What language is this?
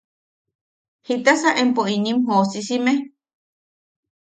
Yaqui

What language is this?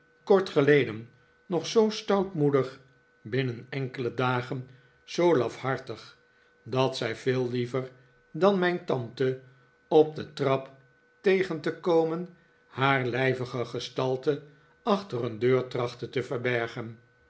Dutch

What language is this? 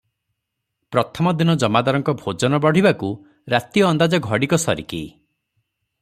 Odia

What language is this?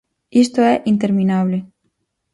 Galician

